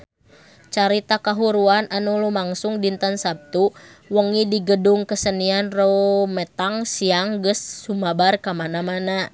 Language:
Sundanese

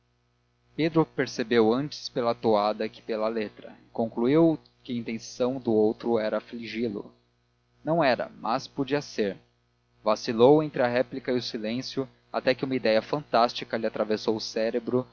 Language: Portuguese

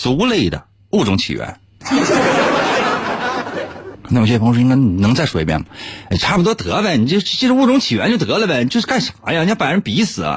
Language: Chinese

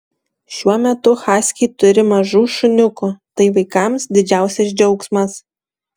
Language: Lithuanian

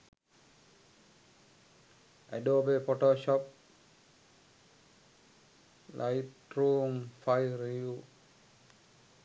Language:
Sinhala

